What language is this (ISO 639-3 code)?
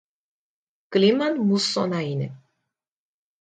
hye